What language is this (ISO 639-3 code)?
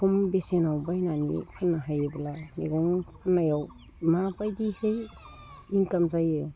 brx